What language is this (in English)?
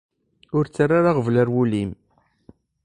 Kabyle